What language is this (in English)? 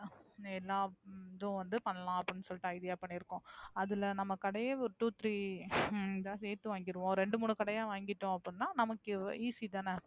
Tamil